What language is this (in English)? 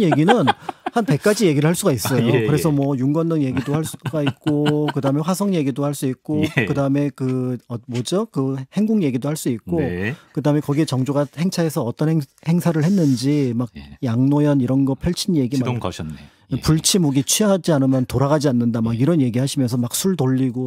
Korean